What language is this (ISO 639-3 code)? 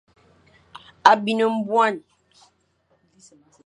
fan